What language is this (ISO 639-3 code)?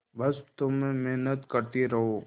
hin